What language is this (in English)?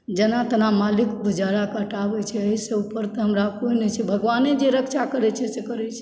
Maithili